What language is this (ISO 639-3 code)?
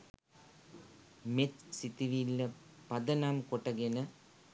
sin